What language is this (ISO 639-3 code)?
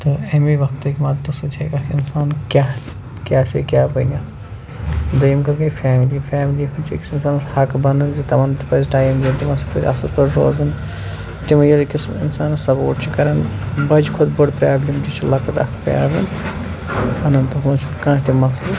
kas